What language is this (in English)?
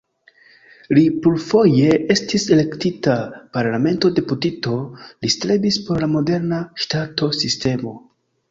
Esperanto